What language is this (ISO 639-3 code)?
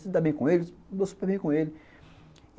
por